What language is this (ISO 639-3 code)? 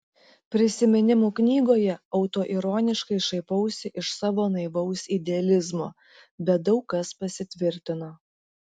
lit